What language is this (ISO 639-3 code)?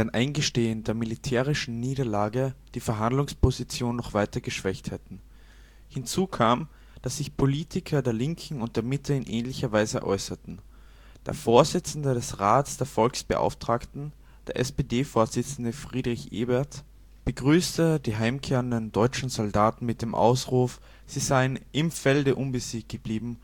deu